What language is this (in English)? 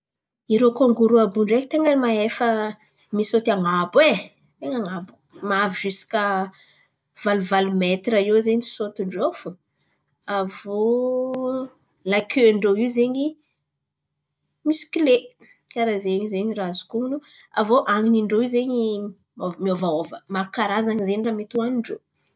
Antankarana Malagasy